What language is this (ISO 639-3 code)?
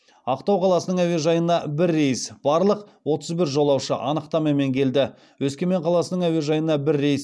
kaz